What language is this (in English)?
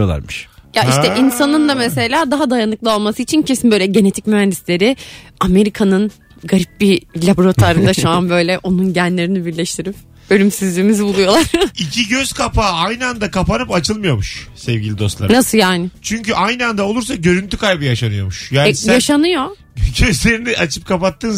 Turkish